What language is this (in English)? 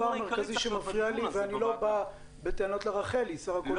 Hebrew